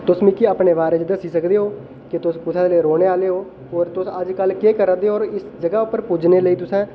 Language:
Dogri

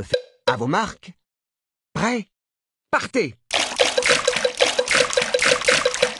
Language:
French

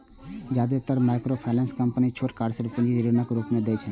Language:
Maithili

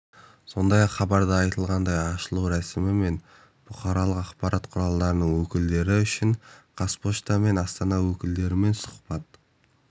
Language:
Kazakh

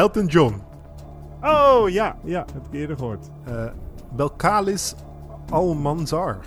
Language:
Dutch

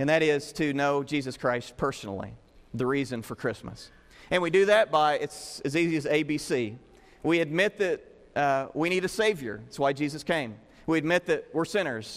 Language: English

